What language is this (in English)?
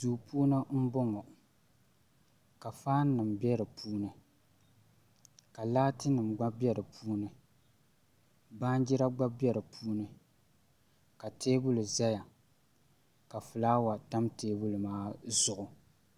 Dagbani